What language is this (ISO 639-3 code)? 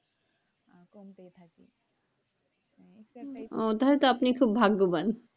ben